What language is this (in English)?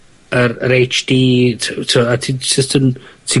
Welsh